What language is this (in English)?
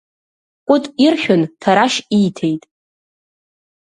Abkhazian